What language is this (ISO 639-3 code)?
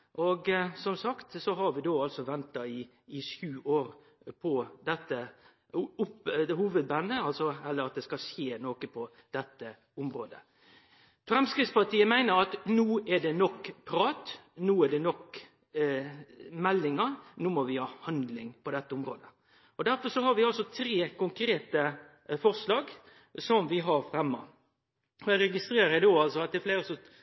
nno